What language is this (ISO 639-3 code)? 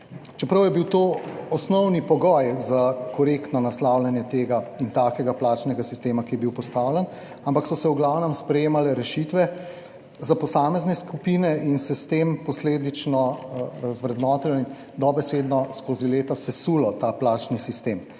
slv